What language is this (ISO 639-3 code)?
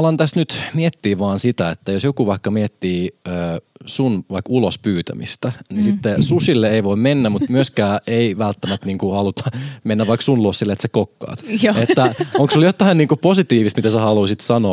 fin